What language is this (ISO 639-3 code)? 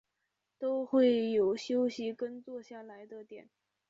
zho